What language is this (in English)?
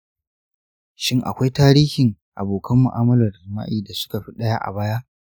Hausa